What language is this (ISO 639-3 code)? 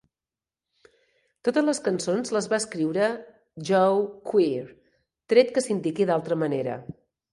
cat